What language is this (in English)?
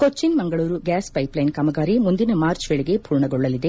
Kannada